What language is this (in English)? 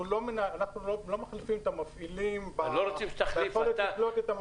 Hebrew